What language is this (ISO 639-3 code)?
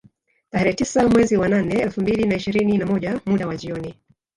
swa